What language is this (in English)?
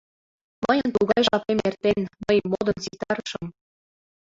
Mari